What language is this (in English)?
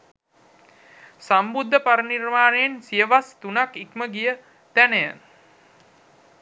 Sinhala